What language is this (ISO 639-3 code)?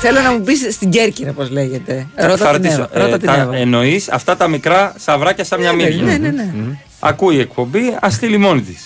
ell